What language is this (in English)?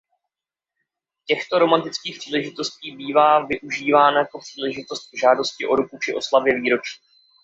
Czech